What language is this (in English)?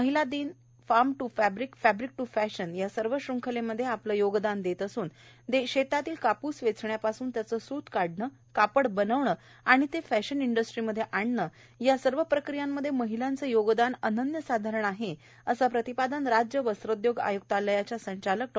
Marathi